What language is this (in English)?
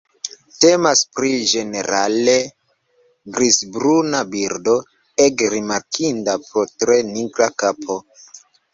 Esperanto